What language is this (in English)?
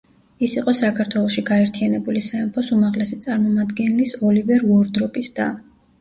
Georgian